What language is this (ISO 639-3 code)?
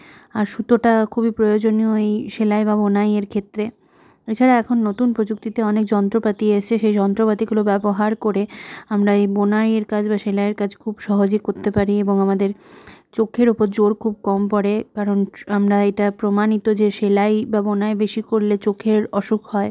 ben